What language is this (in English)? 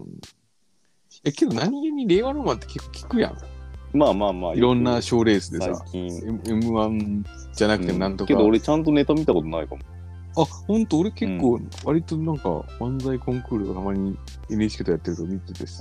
Japanese